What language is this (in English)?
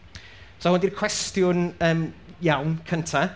Welsh